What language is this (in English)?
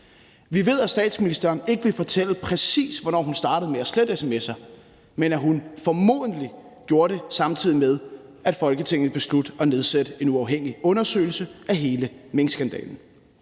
Danish